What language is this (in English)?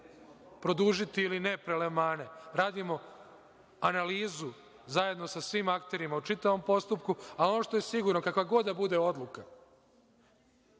Serbian